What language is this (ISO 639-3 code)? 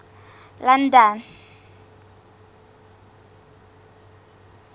sot